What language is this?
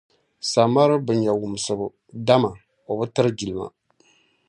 Dagbani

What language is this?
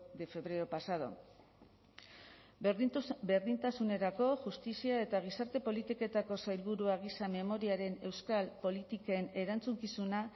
Basque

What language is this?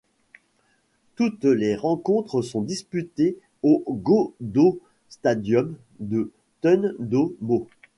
French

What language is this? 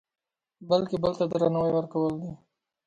Pashto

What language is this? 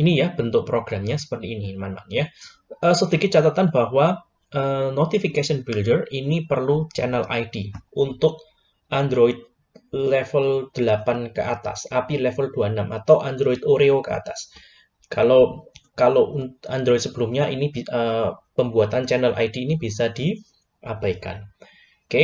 Indonesian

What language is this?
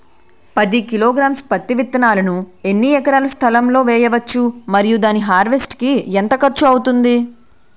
Telugu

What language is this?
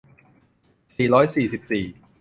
Thai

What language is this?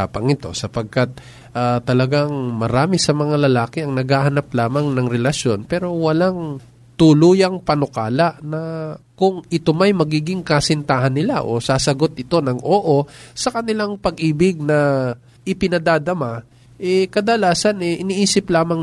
Filipino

